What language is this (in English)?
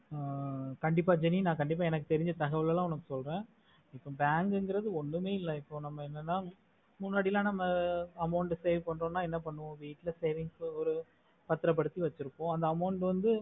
Tamil